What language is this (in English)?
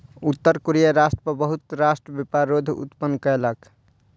Maithili